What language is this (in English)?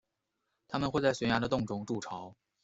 Chinese